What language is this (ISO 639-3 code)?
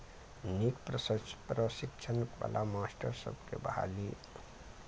mai